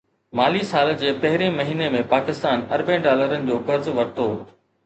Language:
Sindhi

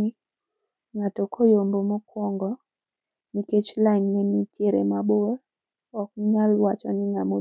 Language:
Luo (Kenya and Tanzania)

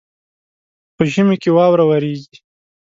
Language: Pashto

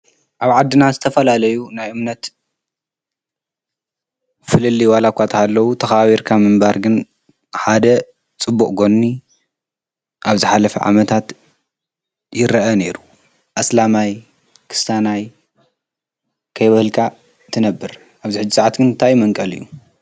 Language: Tigrinya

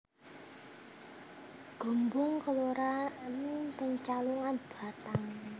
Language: Javanese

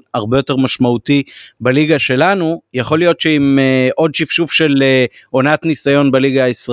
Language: Hebrew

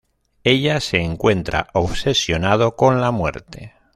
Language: Spanish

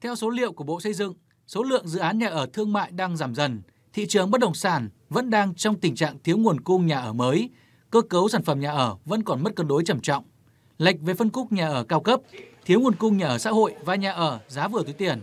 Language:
Vietnamese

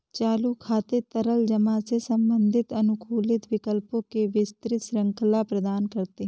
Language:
Hindi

